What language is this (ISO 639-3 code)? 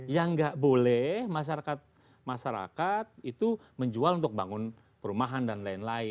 ind